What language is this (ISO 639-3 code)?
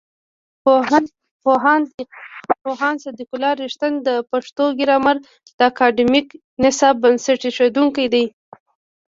pus